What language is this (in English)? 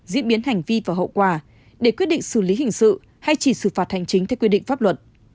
Vietnamese